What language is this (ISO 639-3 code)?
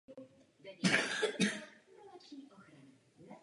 ces